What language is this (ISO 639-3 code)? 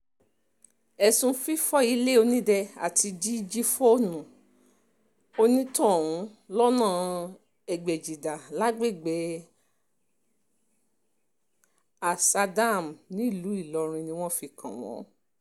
yor